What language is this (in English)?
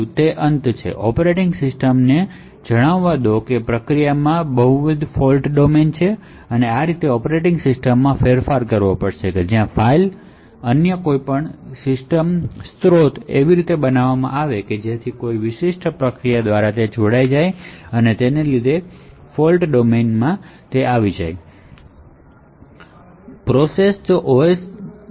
Gujarati